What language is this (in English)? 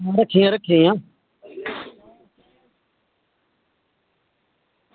Dogri